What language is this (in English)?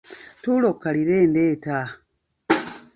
Ganda